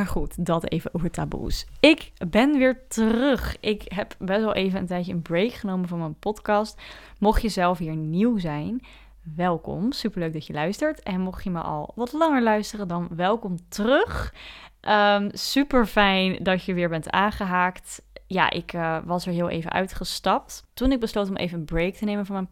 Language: Dutch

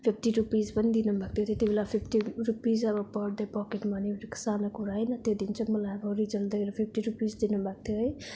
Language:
Nepali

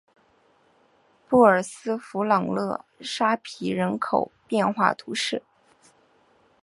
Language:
Chinese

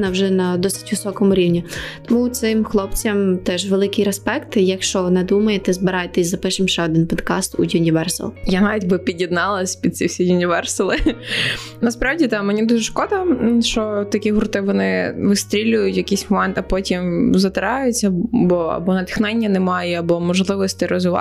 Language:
Ukrainian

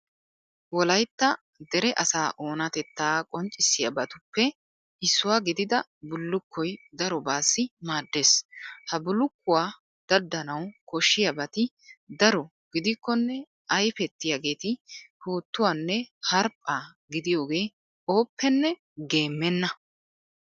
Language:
Wolaytta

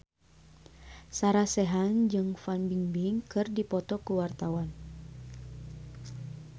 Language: Sundanese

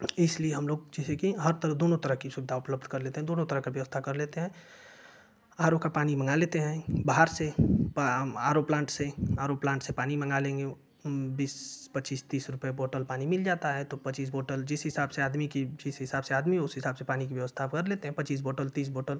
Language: Hindi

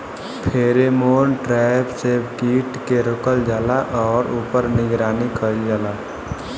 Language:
Bhojpuri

